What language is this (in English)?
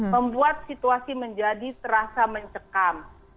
Indonesian